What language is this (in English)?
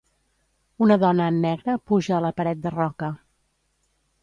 Catalan